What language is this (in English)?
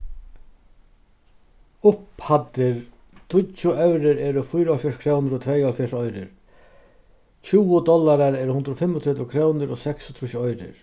Faroese